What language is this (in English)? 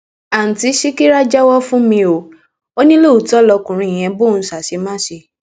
Yoruba